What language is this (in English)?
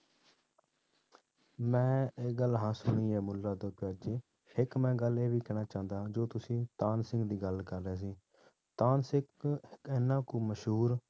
Punjabi